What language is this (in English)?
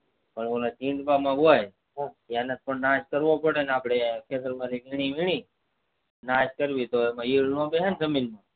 Gujarati